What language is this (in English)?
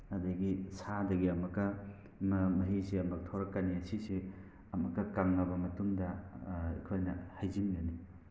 Manipuri